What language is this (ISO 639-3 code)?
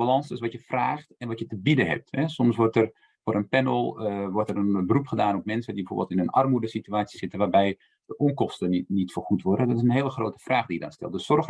nld